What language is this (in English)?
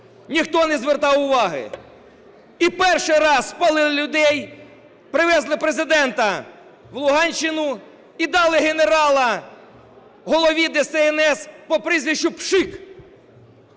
Ukrainian